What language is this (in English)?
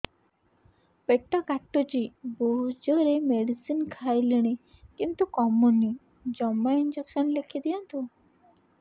Odia